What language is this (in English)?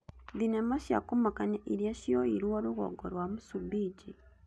Kikuyu